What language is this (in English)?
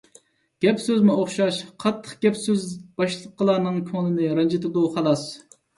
Uyghur